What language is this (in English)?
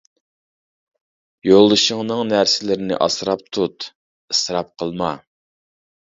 Uyghur